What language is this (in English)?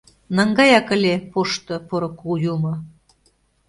Mari